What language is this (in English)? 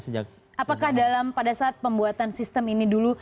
Indonesian